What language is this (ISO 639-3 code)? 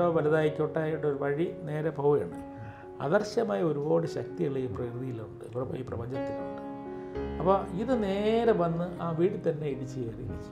hin